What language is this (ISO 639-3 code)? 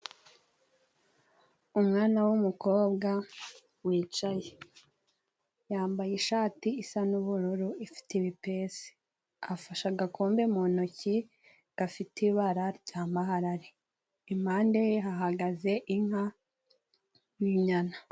kin